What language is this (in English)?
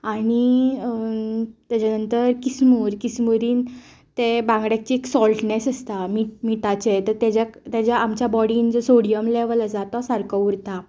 Konkani